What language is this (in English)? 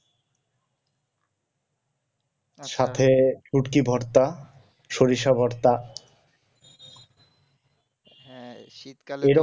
Bangla